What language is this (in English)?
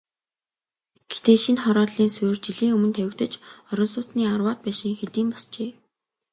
Mongolian